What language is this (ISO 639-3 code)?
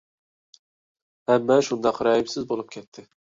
uig